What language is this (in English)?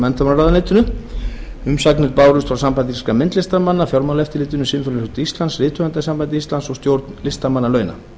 Icelandic